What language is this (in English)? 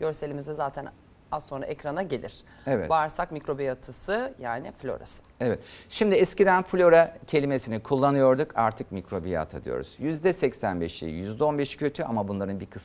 Turkish